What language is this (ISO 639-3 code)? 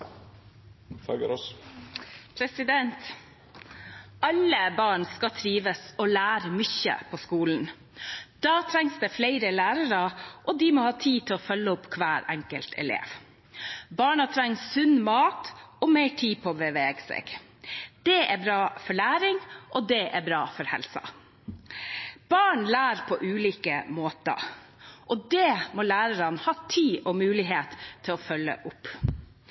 nob